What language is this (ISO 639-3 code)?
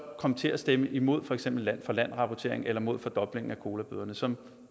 dan